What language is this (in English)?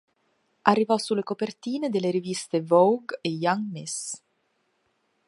Italian